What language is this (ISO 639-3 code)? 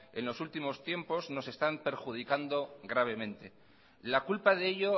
spa